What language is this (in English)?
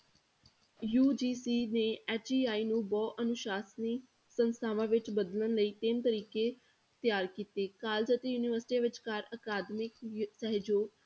Punjabi